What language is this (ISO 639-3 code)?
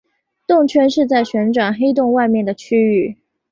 zho